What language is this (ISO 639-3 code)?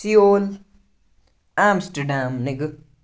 kas